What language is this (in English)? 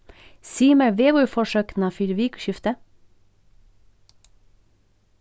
Faroese